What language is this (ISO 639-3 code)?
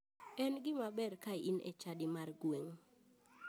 luo